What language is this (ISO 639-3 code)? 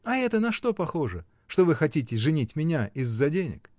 rus